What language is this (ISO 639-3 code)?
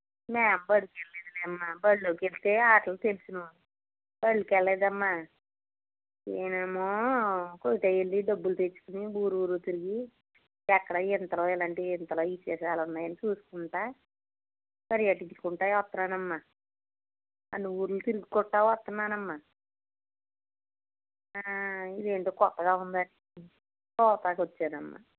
tel